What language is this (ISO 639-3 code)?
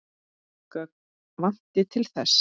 isl